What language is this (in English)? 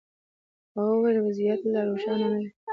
Pashto